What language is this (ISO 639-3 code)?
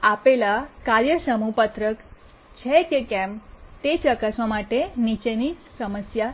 guj